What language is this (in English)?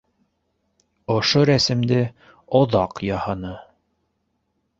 Bashkir